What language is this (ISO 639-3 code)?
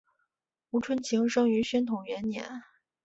zho